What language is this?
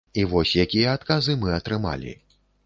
Belarusian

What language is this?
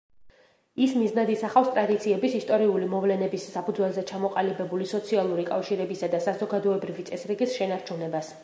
Georgian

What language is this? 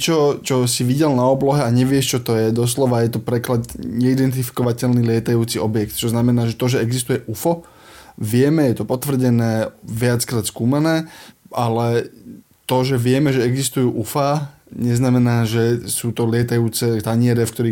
Slovak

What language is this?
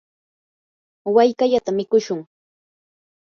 Yanahuanca Pasco Quechua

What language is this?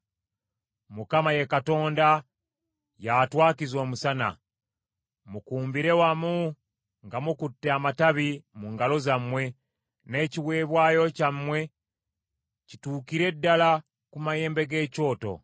Ganda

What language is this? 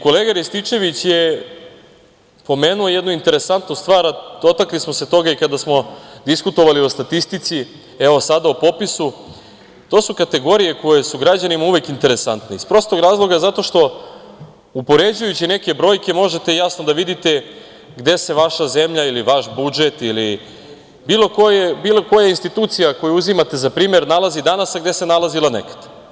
Serbian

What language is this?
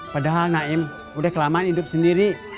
Indonesian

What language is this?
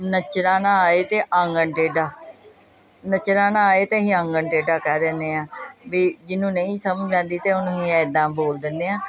Punjabi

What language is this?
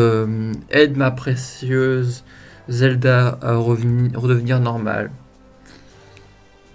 French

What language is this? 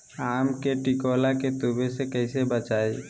Magahi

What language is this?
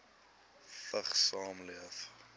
Afrikaans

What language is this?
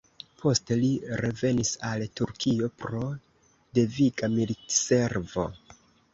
Esperanto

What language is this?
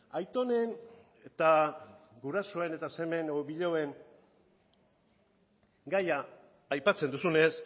Basque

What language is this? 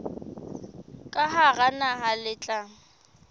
Southern Sotho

